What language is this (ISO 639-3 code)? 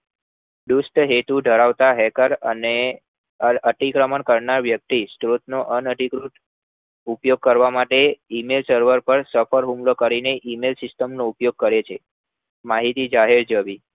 guj